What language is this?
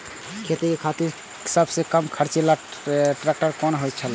Maithili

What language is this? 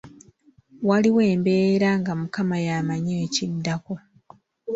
Ganda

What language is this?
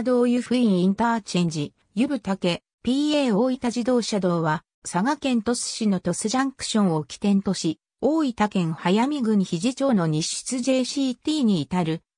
Japanese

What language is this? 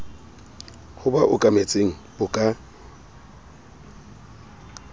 Southern Sotho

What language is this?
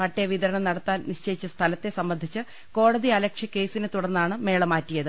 Malayalam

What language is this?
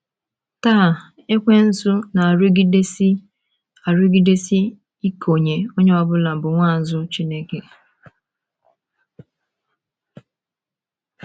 Igbo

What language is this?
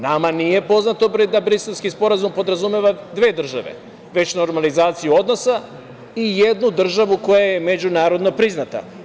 Serbian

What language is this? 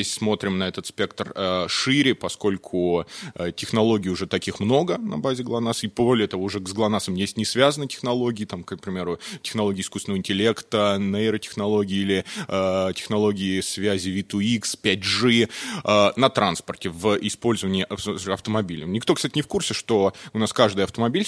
Russian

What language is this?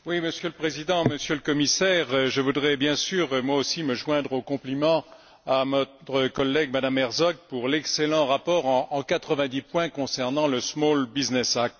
French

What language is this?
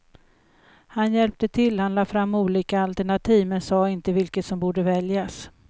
Swedish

